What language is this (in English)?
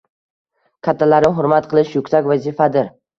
Uzbek